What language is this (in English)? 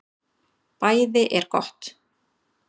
Icelandic